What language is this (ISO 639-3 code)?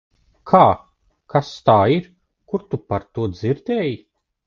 lav